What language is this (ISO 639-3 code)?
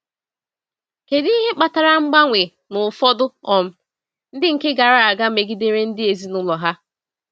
ibo